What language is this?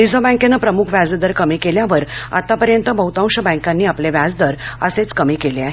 Marathi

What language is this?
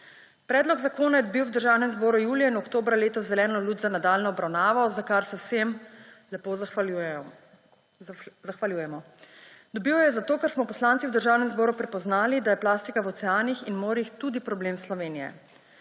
Slovenian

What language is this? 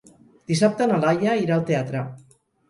Catalan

